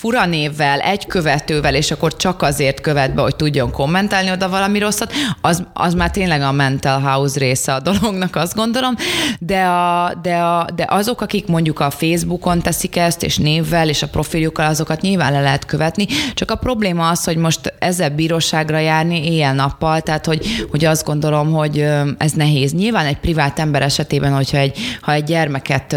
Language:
Hungarian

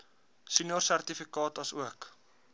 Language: Afrikaans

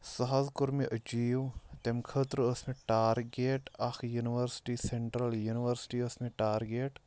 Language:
Kashmiri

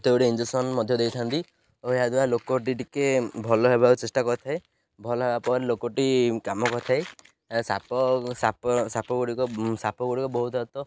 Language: Odia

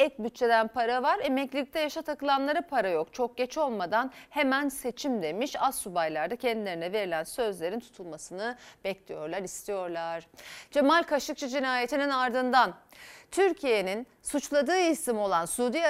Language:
Turkish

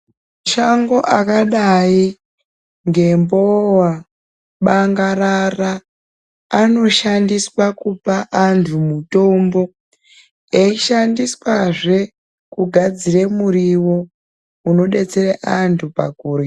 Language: Ndau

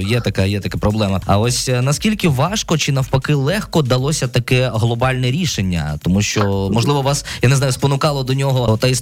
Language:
Ukrainian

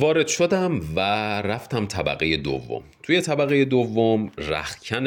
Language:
Persian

